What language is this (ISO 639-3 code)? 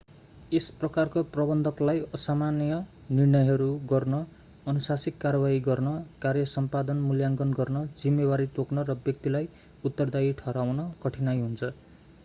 nep